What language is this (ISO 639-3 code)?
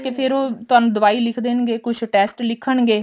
pan